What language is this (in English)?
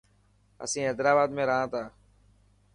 Dhatki